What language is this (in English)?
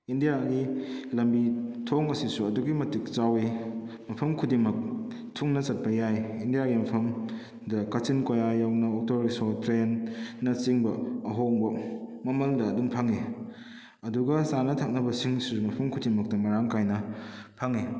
Manipuri